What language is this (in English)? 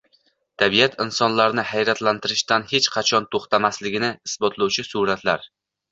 Uzbek